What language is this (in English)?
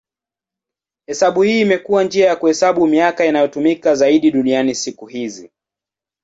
Swahili